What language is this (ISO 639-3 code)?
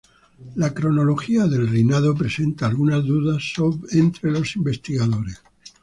spa